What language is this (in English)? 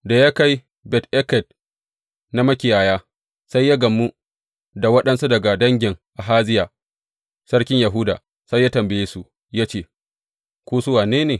Hausa